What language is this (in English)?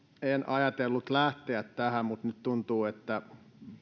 Finnish